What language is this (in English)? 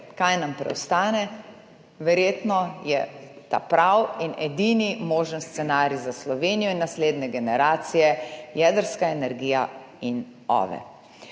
Slovenian